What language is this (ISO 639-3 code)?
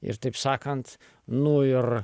lit